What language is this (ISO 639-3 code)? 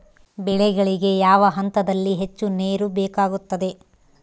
kan